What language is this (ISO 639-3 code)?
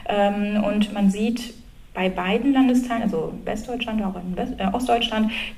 deu